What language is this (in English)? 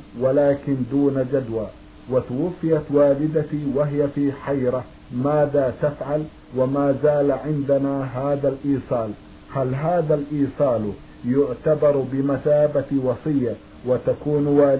Arabic